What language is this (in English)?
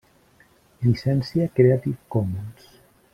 Catalan